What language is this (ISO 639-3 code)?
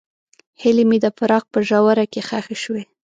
pus